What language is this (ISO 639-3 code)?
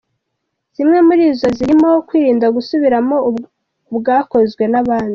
kin